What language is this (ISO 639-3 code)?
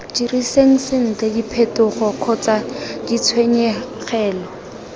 tsn